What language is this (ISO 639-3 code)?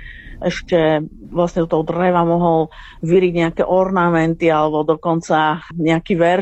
slk